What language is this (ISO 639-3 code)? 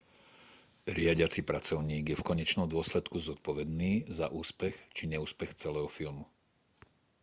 slk